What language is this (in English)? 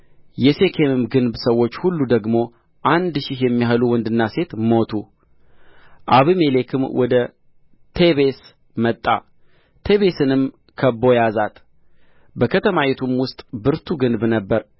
Amharic